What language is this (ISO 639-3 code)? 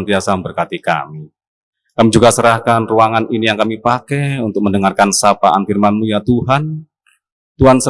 ind